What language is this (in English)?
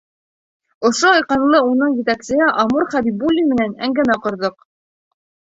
Bashkir